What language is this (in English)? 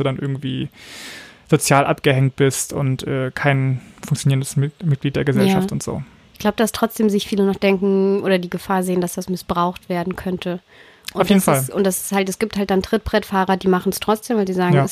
German